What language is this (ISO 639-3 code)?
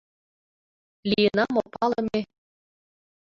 chm